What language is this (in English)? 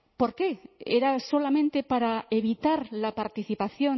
Spanish